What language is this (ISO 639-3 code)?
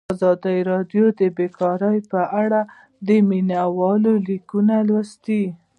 pus